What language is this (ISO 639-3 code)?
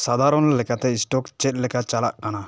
sat